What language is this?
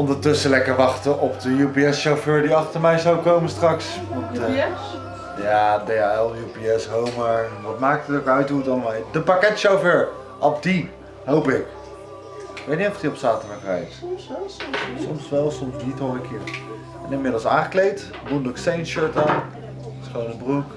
Dutch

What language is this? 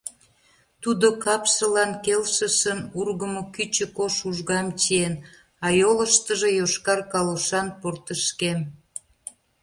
Mari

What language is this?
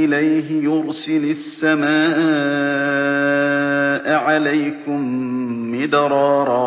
Arabic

